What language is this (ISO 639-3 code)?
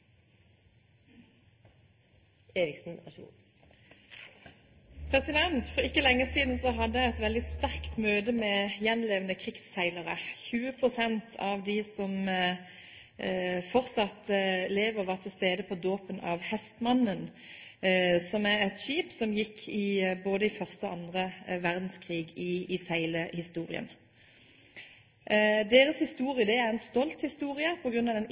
nob